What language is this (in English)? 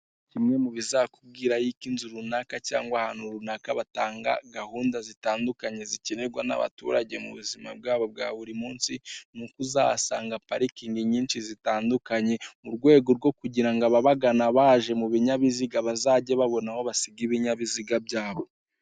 Kinyarwanda